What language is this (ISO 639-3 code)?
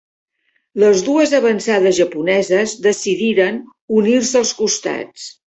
cat